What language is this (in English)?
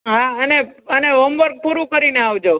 Gujarati